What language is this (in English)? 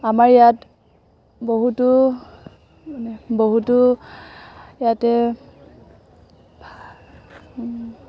Assamese